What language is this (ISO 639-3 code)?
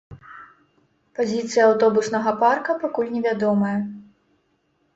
bel